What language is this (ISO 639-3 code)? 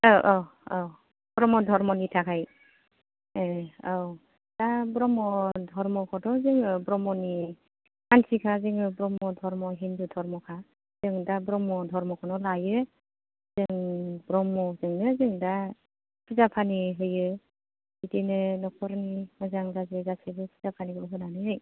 brx